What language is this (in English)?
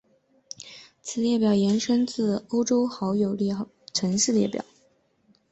Chinese